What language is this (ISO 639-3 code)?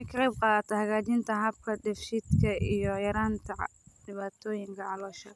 som